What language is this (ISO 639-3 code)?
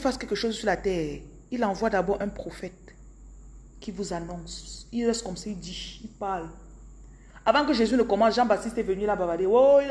fra